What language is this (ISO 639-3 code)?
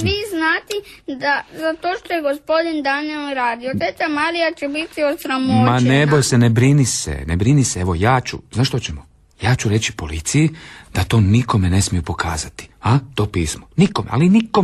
hrv